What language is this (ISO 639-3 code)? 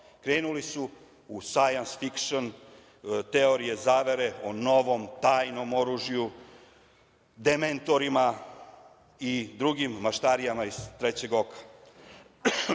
srp